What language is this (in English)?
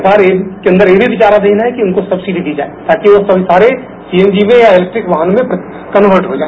Hindi